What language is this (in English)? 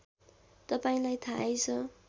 Nepali